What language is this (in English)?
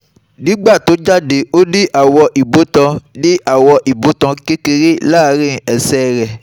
Yoruba